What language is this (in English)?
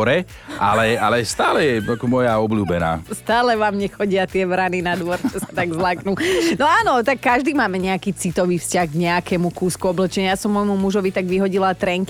Slovak